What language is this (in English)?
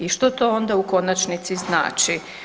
Croatian